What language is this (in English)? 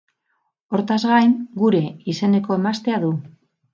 Basque